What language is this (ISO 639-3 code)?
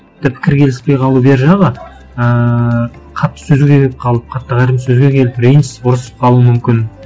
kaz